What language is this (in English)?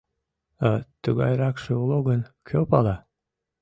Mari